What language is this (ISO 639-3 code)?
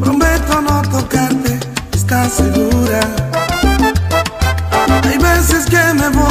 ind